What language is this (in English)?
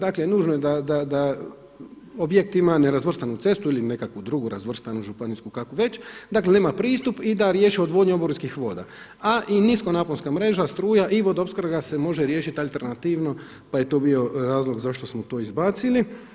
Croatian